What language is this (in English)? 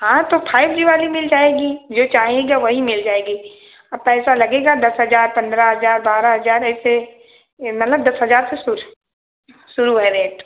Hindi